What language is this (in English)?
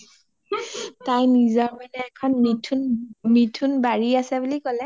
Assamese